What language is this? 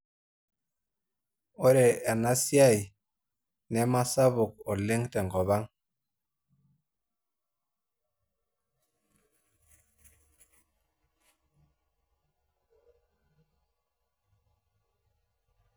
Masai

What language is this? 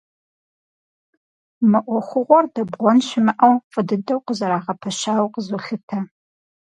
Kabardian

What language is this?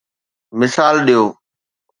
Sindhi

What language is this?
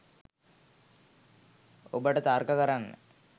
Sinhala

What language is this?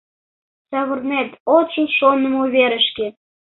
Mari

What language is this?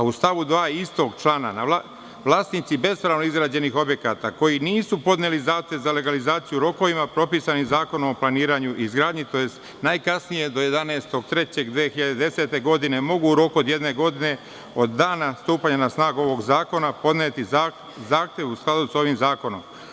Serbian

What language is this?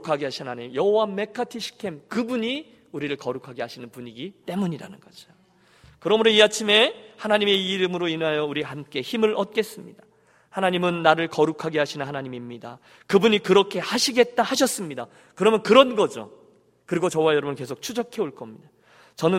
Korean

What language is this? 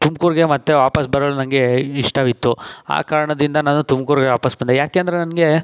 Kannada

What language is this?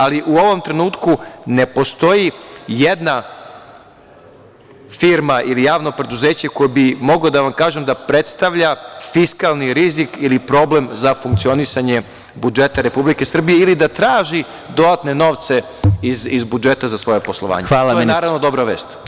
Serbian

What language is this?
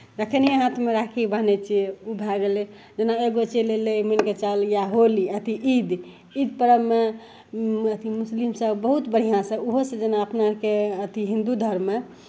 Maithili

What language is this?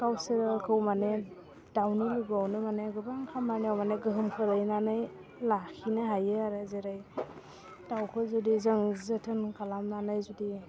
Bodo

